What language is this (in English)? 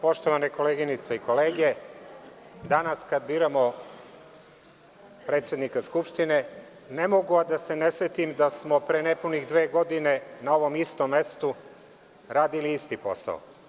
Serbian